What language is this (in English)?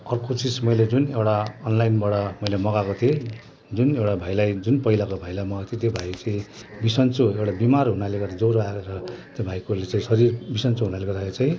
Nepali